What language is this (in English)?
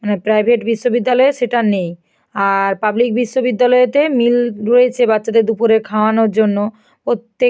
Bangla